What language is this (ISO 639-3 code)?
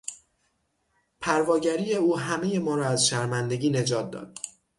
fas